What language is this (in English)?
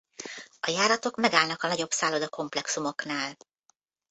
Hungarian